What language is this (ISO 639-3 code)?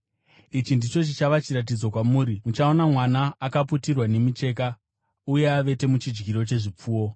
sna